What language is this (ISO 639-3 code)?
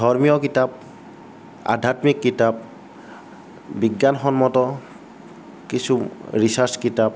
asm